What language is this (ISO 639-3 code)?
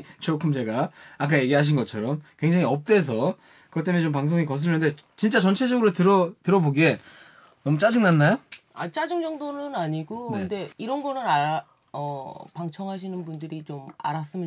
kor